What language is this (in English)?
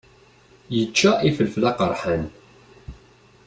Kabyle